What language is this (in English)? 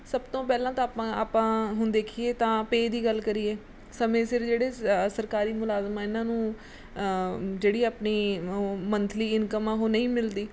Punjabi